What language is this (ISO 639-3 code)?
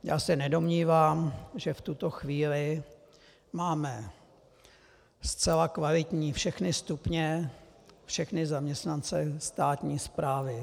ces